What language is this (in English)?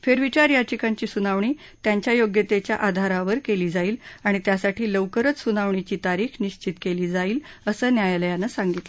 Marathi